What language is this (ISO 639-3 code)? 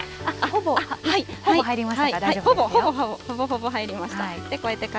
jpn